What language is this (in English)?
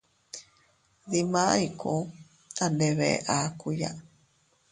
Teutila Cuicatec